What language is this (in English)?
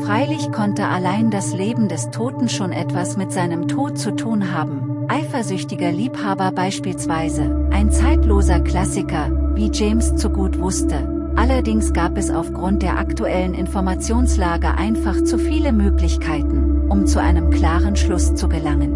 German